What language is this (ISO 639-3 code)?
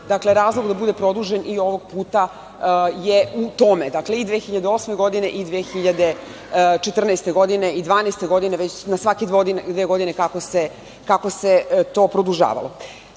srp